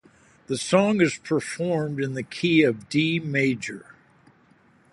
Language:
English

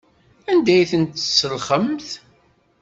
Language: Kabyle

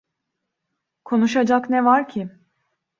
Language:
Turkish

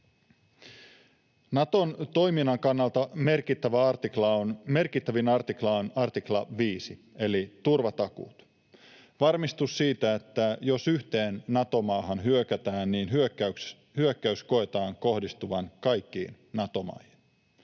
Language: Finnish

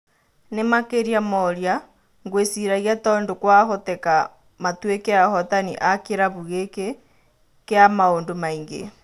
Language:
Kikuyu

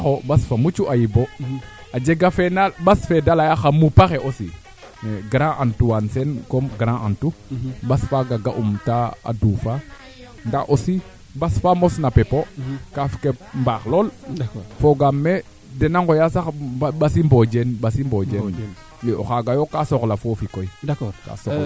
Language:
Serer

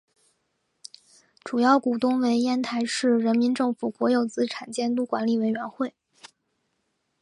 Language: Chinese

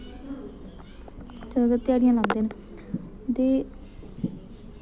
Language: Dogri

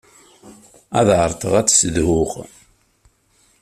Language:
Kabyle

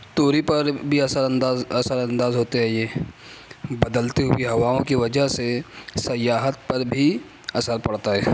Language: Urdu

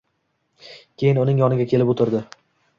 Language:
Uzbek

